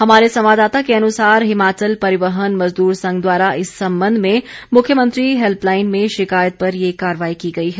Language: Hindi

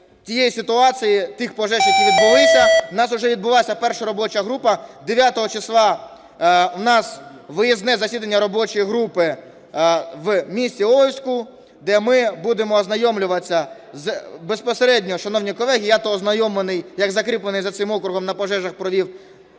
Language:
Ukrainian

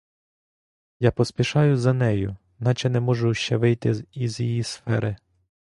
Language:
Ukrainian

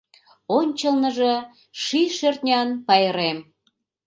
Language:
Mari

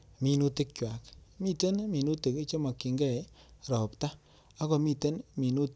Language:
Kalenjin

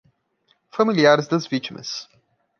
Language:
Portuguese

